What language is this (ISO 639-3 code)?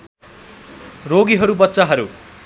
nep